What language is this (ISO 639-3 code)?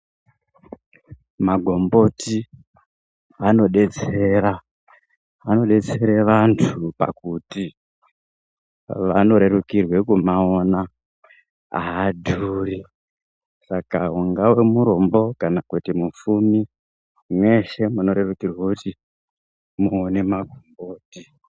ndc